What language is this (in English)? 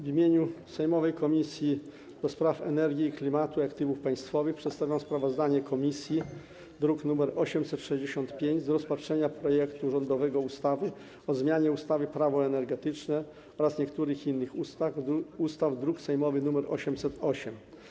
Polish